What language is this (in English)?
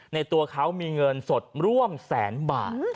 Thai